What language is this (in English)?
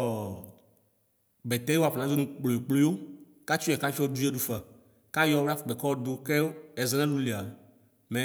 Ikposo